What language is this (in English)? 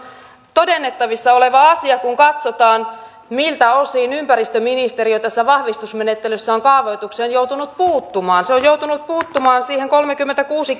Finnish